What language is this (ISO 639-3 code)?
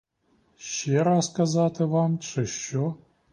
ukr